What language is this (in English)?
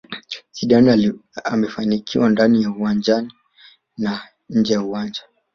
Swahili